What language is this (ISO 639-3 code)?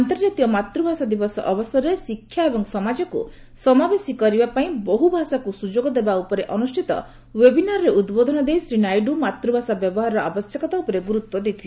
ori